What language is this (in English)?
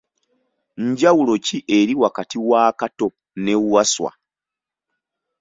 Ganda